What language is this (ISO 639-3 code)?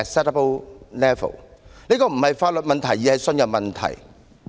yue